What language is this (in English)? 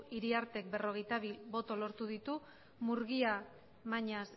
Basque